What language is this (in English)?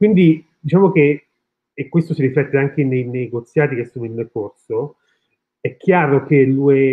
Italian